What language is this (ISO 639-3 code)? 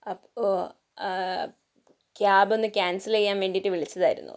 mal